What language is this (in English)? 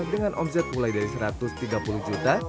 Indonesian